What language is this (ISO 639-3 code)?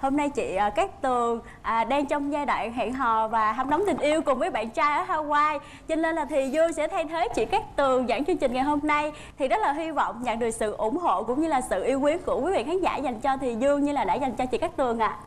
vie